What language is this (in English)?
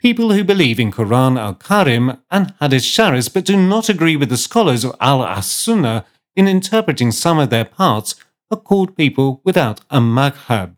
English